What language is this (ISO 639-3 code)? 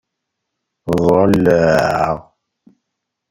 kab